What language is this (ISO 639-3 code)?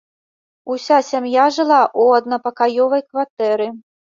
bel